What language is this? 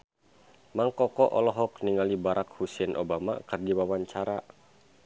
Sundanese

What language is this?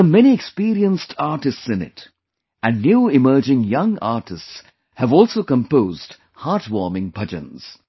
English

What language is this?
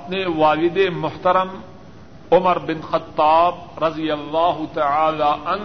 Urdu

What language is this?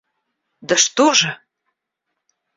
Russian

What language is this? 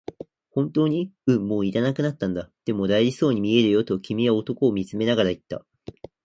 Japanese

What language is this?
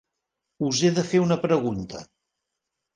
Catalan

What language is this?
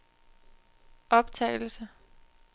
Danish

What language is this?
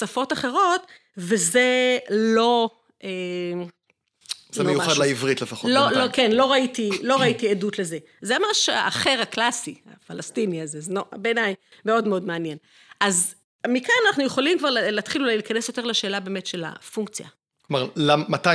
Hebrew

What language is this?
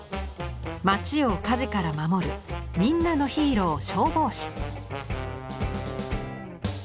Japanese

